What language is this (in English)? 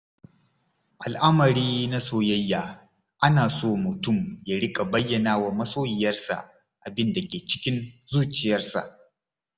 Hausa